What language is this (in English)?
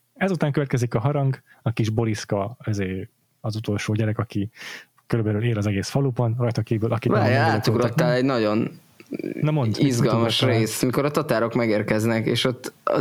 Hungarian